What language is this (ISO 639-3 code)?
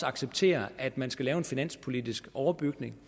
dan